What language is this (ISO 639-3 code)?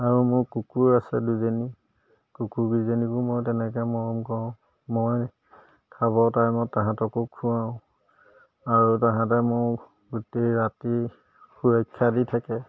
asm